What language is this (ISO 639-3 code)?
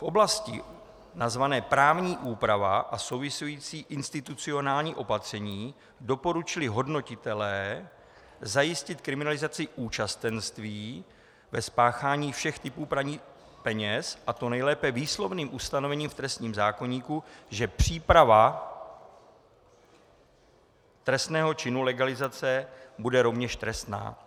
ces